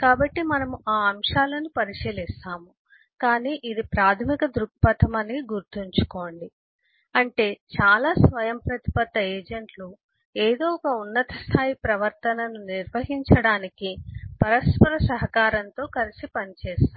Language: Telugu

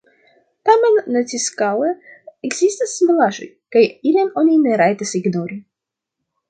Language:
Esperanto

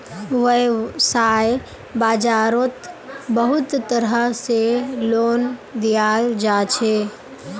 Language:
Magahi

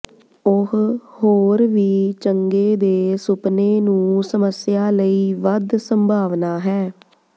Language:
Punjabi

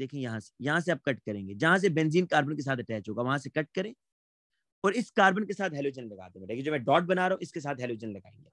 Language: Hindi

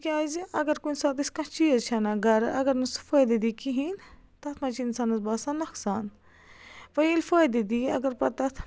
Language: Kashmiri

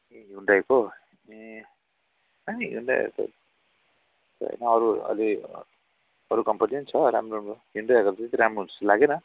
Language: Nepali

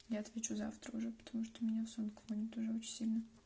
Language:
Russian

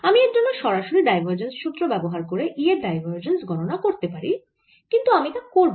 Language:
Bangla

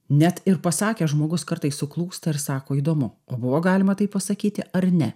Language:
Lithuanian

